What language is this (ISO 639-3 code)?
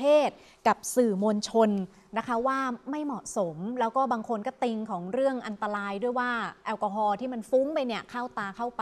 tha